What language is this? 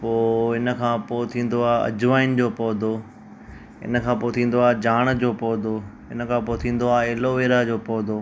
Sindhi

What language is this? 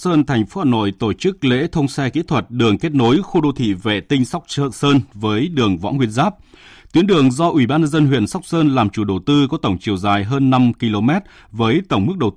Vietnamese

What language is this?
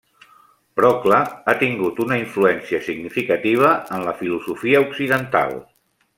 Catalan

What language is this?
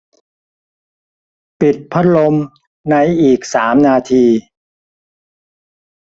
Thai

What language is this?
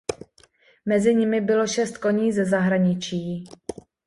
Czech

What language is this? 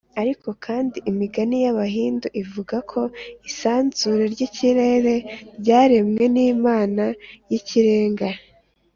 Kinyarwanda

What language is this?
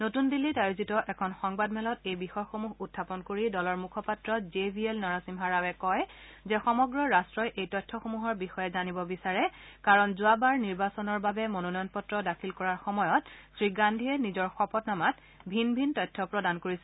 Assamese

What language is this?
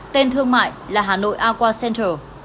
Vietnamese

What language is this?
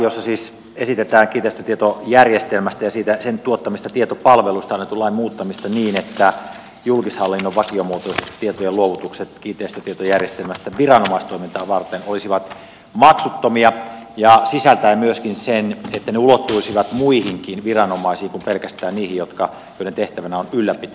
Finnish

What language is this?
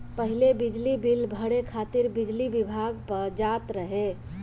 Bhojpuri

